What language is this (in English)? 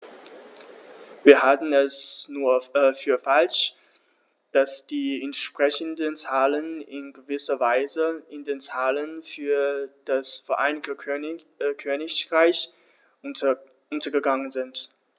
German